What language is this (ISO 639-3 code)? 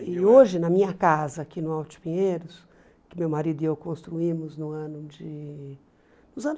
por